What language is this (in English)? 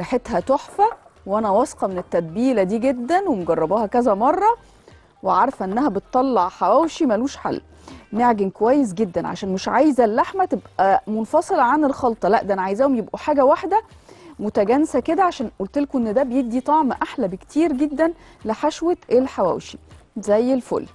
Arabic